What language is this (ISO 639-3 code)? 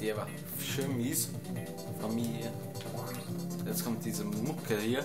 deu